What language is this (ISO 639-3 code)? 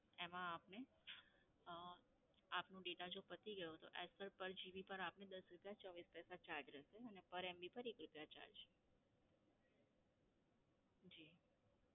guj